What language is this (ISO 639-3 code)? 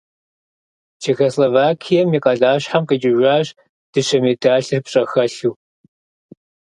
kbd